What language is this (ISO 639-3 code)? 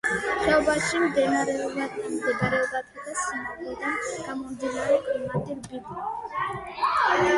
kat